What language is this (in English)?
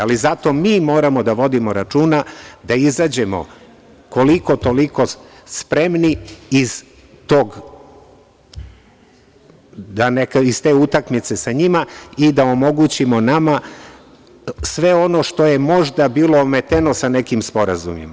Serbian